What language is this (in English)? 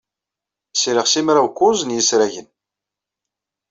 Kabyle